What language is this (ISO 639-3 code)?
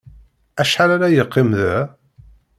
kab